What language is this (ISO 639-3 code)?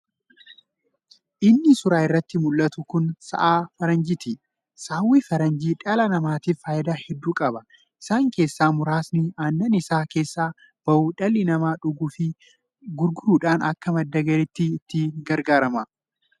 orm